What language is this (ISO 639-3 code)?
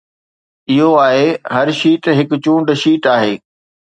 snd